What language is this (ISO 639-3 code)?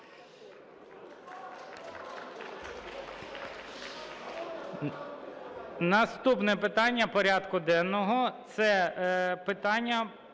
ukr